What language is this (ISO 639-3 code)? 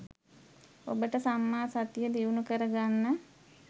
sin